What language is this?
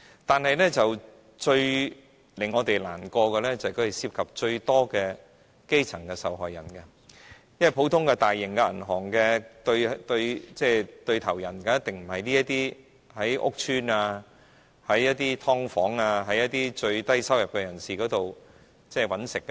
Cantonese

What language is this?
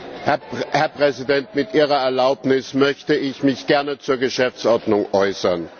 German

